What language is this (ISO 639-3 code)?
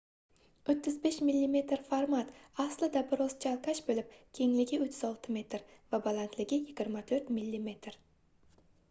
uzb